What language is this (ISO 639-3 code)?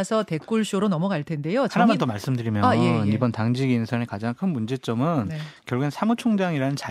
kor